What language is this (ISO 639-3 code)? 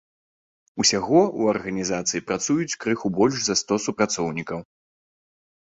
bel